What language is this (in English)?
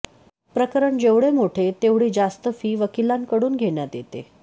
Marathi